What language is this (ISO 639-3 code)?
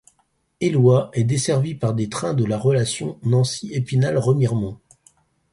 fra